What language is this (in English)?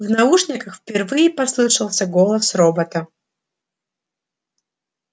Russian